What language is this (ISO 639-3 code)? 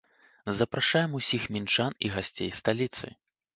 bel